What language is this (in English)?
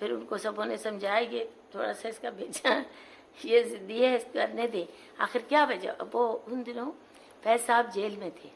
Urdu